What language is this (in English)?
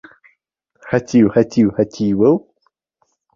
Central Kurdish